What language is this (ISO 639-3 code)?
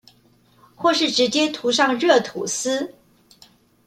zho